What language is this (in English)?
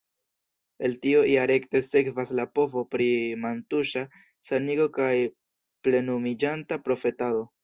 Esperanto